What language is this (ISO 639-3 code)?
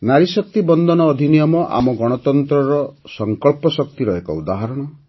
ori